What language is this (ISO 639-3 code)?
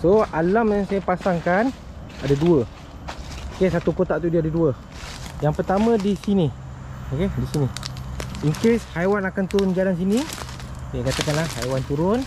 msa